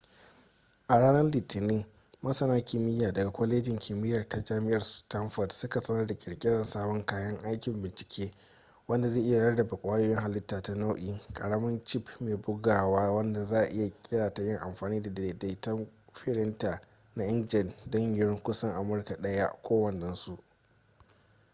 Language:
Hausa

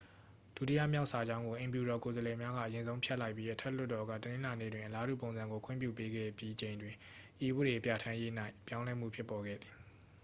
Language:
Burmese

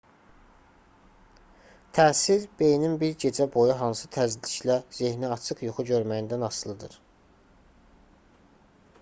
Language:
Azerbaijani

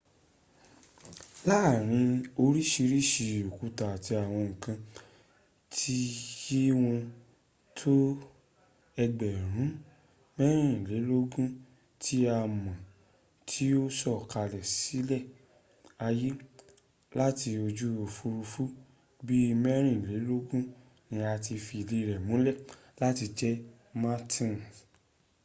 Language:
Yoruba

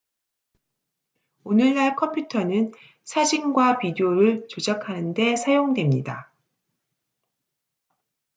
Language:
Korean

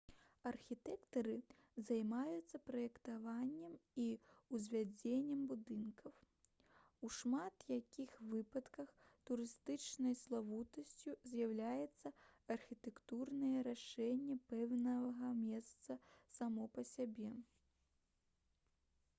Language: Belarusian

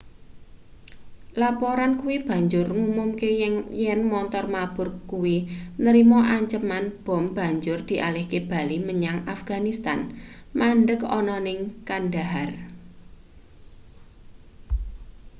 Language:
Javanese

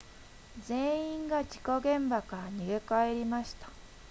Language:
Japanese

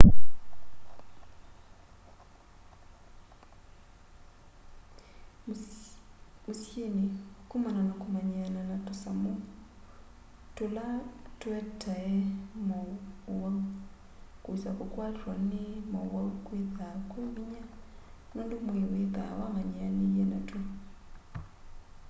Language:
Kamba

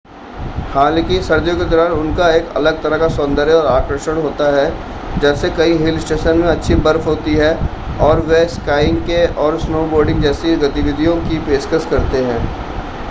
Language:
Hindi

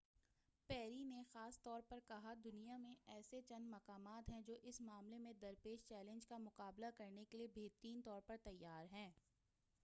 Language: Urdu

